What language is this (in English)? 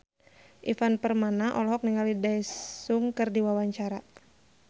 Sundanese